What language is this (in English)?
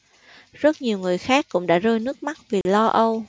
Vietnamese